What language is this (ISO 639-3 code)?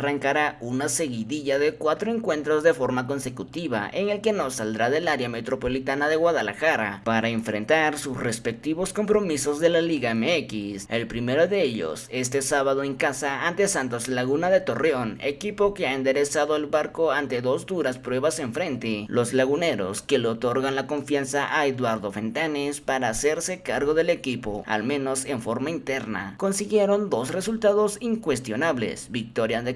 spa